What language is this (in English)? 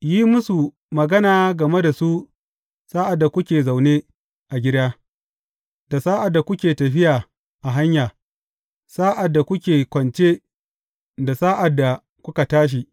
Hausa